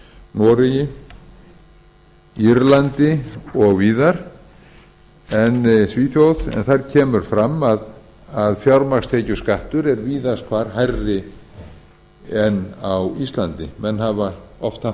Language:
Icelandic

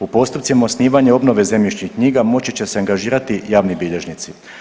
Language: Croatian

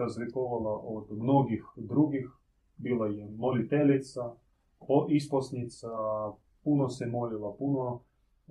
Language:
Croatian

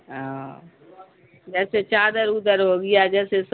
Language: Urdu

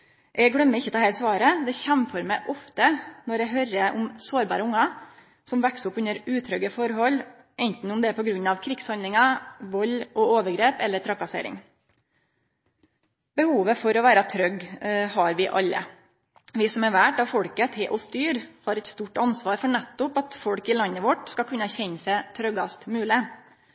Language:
Norwegian Nynorsk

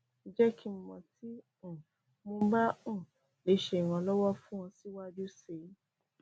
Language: Yoruba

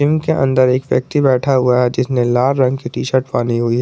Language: Hindi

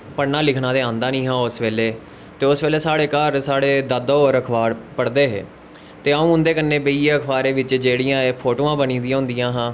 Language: Dogri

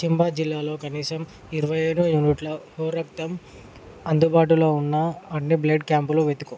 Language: Telugu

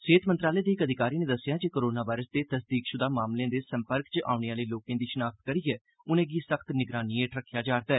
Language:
Dogri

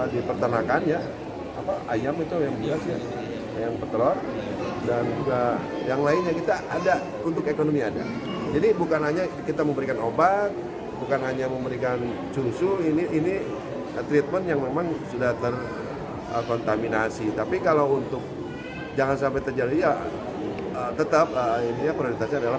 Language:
Indonesian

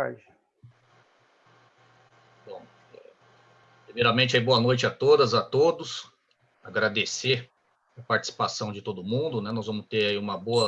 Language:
Portuguese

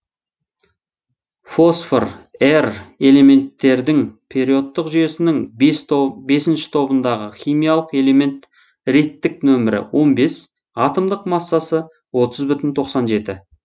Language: Kazakh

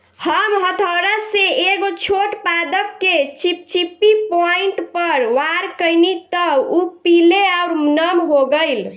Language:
Bhojpuri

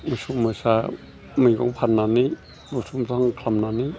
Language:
Bodo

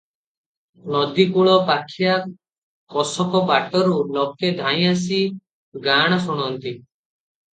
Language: Odia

